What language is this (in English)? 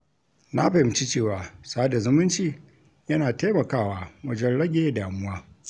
Hausa